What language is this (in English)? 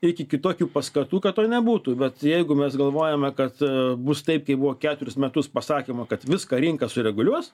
Lithuanian